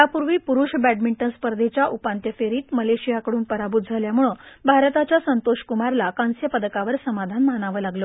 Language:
Marathi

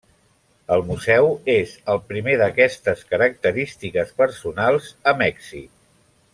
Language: Catalan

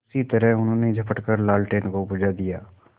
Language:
Hindi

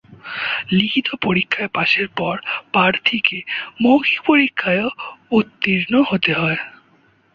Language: Bangla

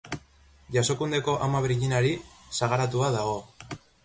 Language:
Basque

